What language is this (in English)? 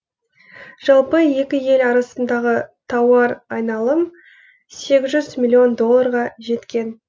Kazakh